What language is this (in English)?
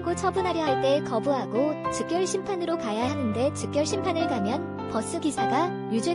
Korean